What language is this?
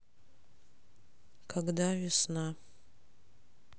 Russian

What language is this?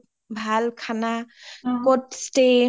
Assamese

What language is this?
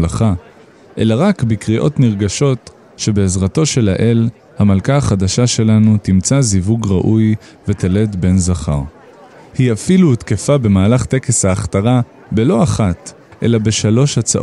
Hebrew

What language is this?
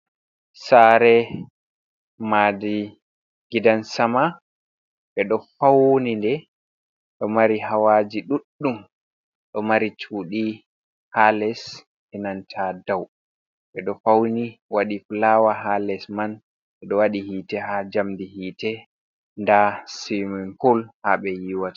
Fula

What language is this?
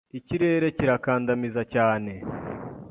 Kinyarwanda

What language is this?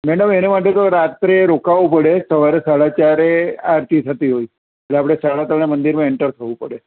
Gujarati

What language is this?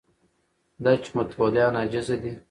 Pashto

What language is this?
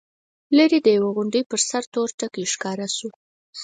Pashto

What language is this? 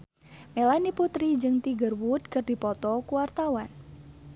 Sundanese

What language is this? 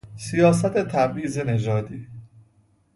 Persian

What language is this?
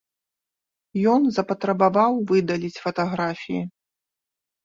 Belarusian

